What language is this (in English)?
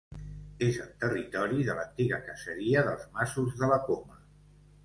Catalan